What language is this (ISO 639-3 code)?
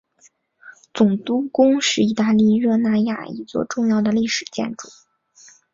zho